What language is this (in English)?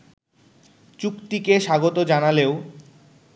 Bangla